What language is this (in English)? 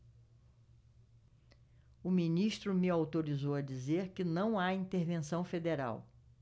Portuguese